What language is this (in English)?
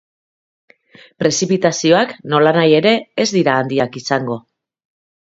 Basque